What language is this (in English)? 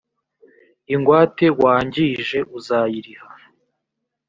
Kinyarwanda